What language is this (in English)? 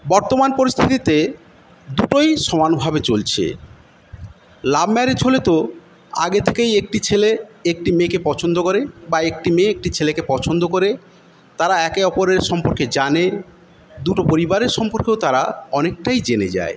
Bangla